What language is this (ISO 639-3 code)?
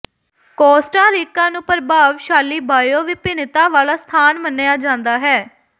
pan